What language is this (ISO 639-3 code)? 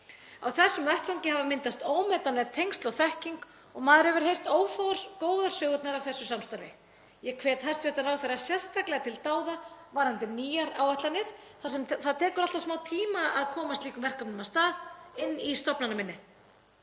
isl